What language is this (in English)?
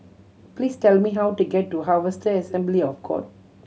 English